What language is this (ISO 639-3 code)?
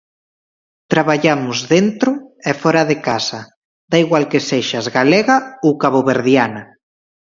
glg